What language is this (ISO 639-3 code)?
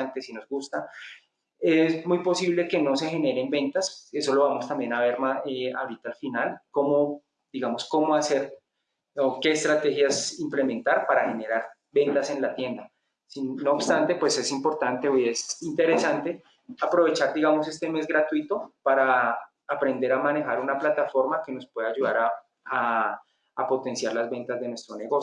spa